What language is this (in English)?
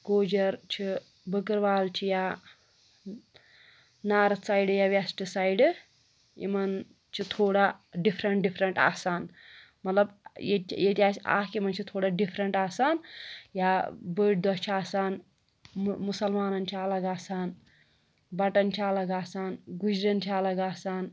Kashmiri